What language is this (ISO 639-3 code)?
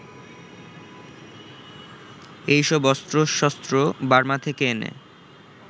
ben